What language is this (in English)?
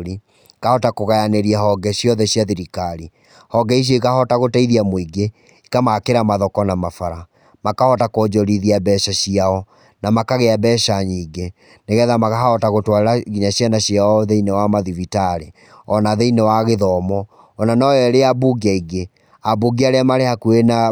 Kikuyu